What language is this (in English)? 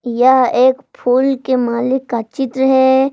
Hindi